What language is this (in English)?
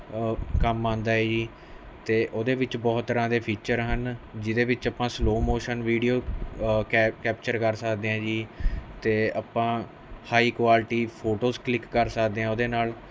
Punjabi